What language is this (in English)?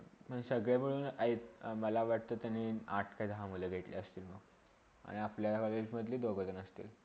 Marathi